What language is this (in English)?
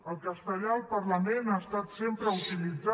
Catalan